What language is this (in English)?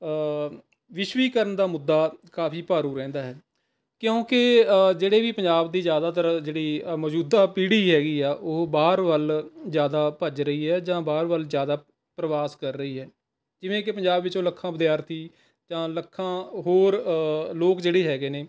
Punjabi